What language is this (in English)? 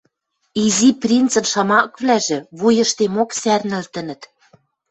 Western Mari